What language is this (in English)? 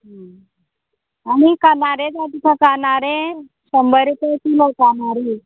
Konkani